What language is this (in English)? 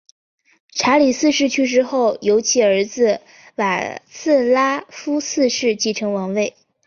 Chinese